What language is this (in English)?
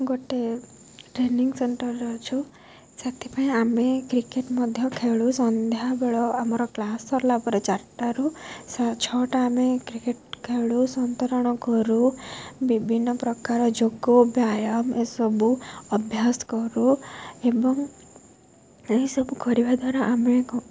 Odia